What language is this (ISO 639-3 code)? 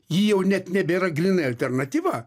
lit